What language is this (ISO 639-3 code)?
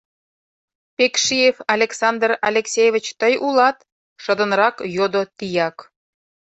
chm